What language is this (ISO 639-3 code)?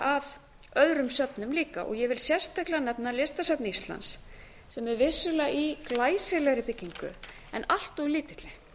isl